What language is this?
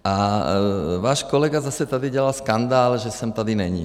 Czech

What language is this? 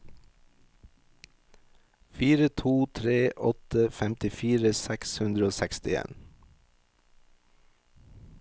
Norwegian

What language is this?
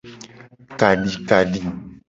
Gen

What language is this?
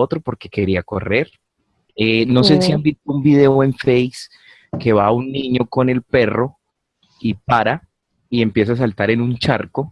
Spanish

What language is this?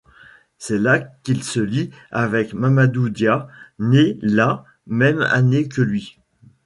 French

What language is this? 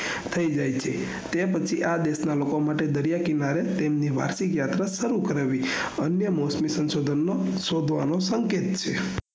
Gujarati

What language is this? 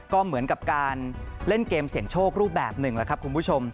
Thai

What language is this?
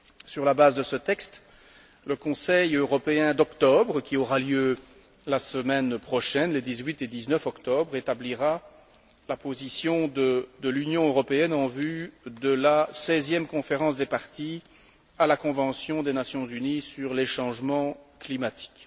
French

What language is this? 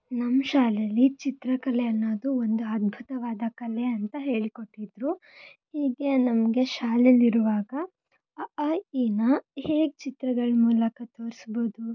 Kannada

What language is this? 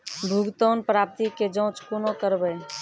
Maithili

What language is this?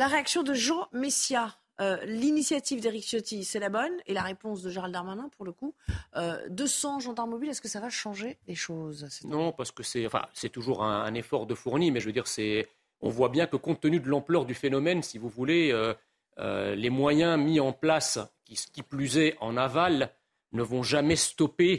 French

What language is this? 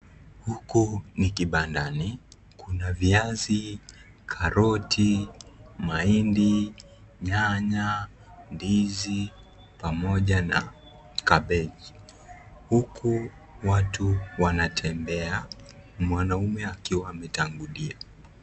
Swahili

